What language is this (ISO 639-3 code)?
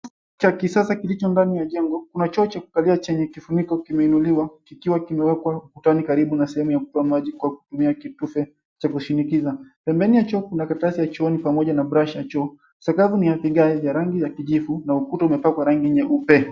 swa